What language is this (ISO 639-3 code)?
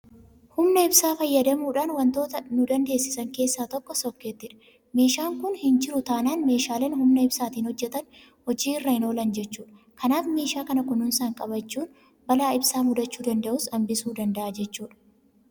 orm